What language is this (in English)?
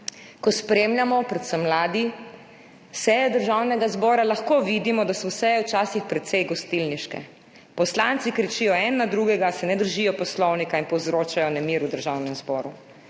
Slovenian